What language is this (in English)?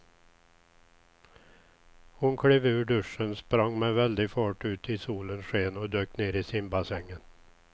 Swedish